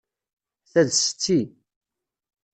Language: Kabyle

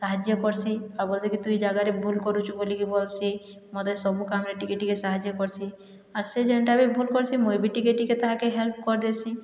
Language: Odia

